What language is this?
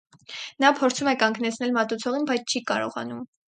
Armenian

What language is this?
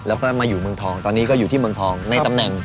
Thai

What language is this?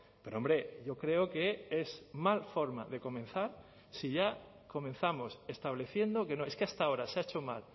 Spanish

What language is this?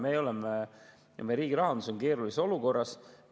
Estonian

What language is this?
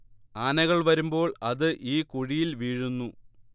Malayalam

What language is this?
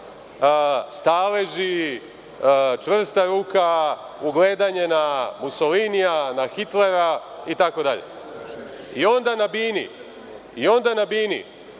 Serbian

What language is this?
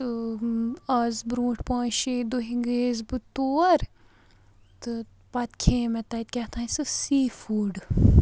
Kashmiri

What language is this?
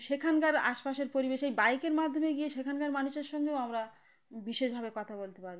Bangla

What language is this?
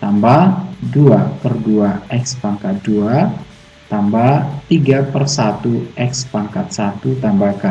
Indonesian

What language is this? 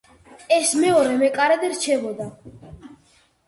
Georgian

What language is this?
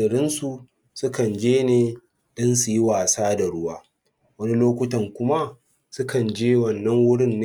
Hausa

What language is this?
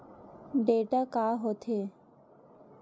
Chhattisgarhi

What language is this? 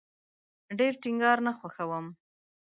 Pashto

